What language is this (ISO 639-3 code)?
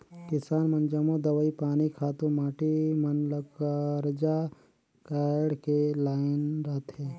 hne